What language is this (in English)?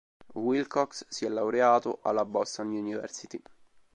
Italian